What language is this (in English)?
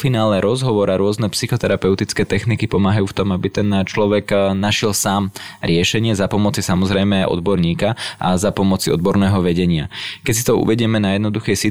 Slovak